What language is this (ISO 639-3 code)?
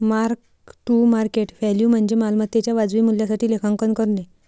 mar